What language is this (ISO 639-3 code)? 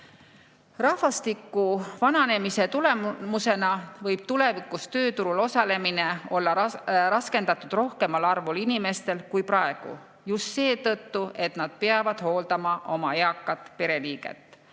est